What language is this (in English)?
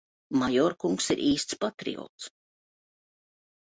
Latvian